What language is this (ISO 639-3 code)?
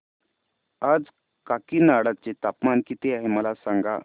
mar